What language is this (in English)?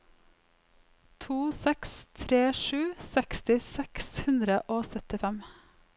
Norwegian